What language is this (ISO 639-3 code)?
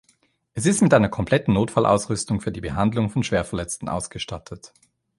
deu